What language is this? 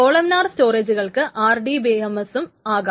Malayalam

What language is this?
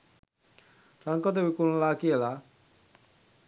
Sinhala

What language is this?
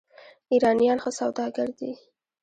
Pashto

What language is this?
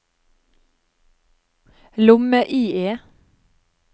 Norwegian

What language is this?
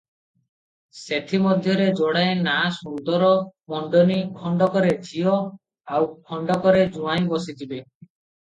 Odia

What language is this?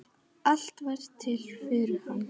Icelandic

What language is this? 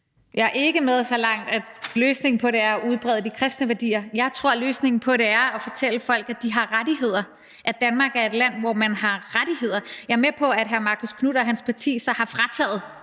Danish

